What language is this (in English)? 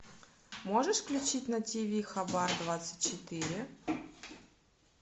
Russian